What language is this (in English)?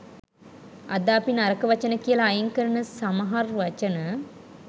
Sinhala